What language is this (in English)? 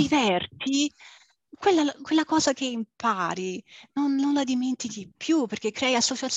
Italian